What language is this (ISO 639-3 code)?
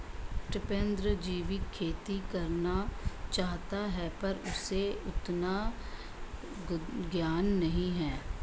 hin